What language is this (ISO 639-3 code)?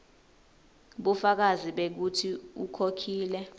ssw